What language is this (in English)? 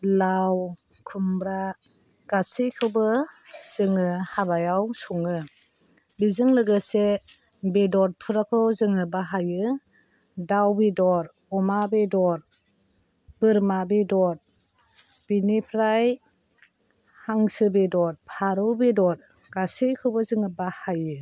Bodo